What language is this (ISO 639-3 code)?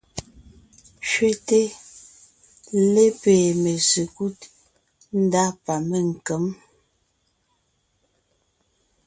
nnh